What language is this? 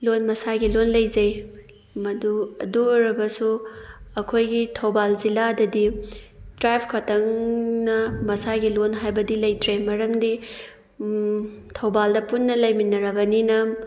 Manipuri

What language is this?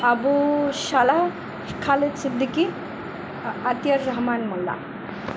Bangla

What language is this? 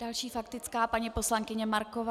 Czech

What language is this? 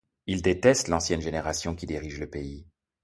French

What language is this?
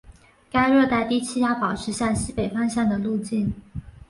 Chinese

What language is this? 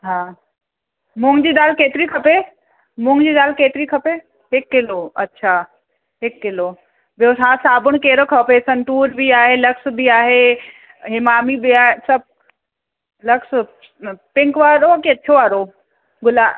Sindhi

